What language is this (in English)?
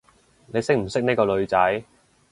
Cantonese